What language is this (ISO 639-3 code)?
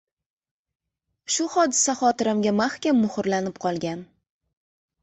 uzb